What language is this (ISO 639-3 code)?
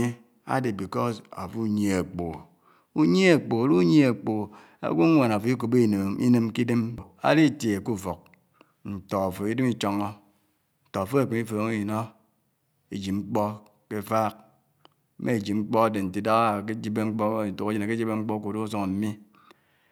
anw